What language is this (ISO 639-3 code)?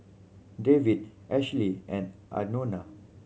eng